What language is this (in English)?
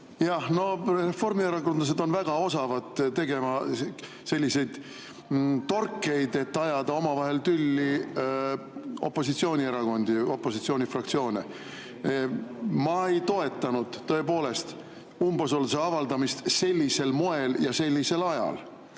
Estonian